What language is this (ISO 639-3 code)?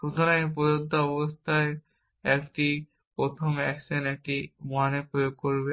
ben